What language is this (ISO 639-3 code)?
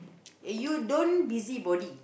eng